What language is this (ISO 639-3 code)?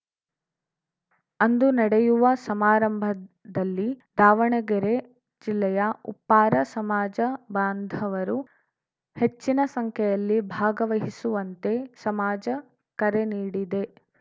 kan